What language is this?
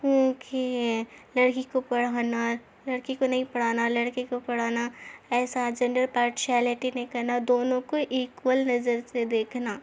Urdu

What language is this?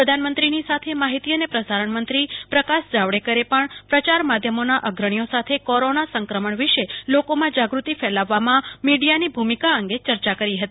Gujarati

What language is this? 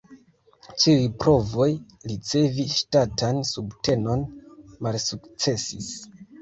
Esperanto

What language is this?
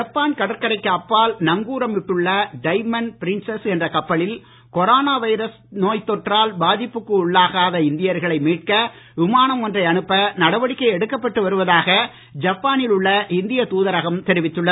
Tamil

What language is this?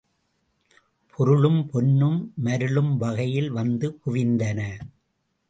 Tamil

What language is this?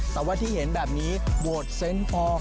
Thai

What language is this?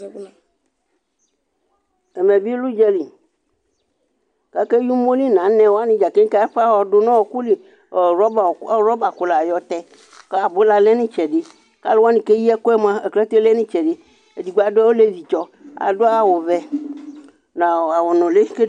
Ikposo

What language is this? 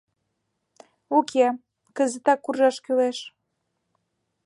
Mari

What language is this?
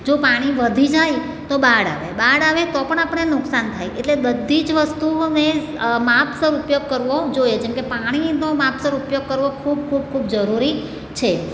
Gujarati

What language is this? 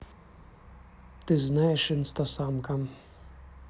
Russian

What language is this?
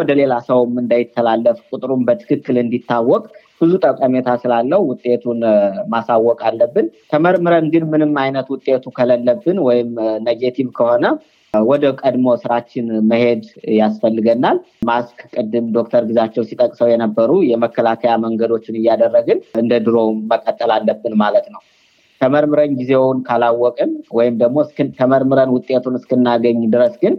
Amharic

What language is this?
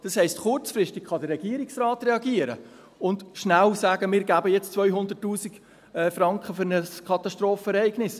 Swiss German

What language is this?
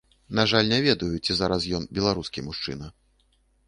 Belarusian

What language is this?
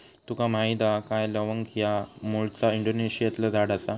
Marathi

